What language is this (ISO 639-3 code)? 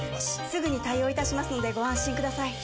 jpn